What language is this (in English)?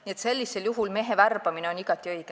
Estonian